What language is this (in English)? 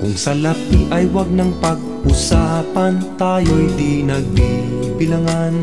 Filipino